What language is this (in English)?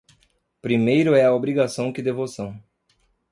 Portuguese